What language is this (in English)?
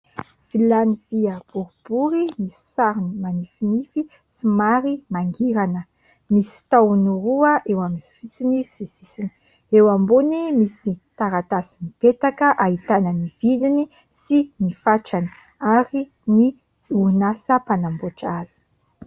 Malagasy